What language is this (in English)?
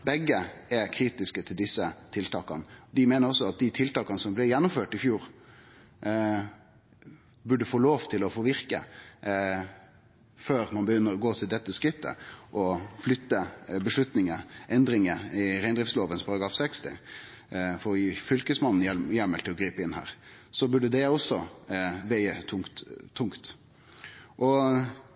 Norwegian Nynorsk